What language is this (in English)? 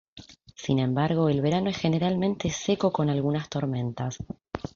Spanish